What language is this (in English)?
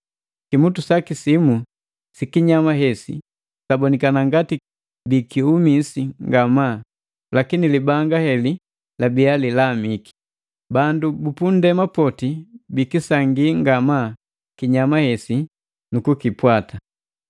Matengo